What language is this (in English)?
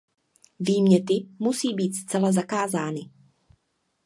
Czech